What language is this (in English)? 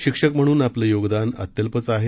Marathi